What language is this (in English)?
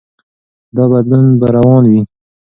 Pashto